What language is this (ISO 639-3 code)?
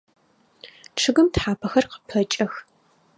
ady